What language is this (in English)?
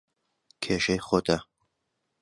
Central Kurdish